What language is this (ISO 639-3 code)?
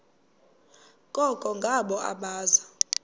xho